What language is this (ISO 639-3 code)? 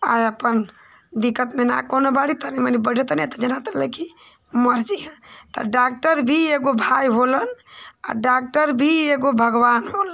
hin